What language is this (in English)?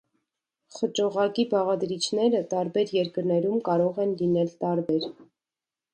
Armenian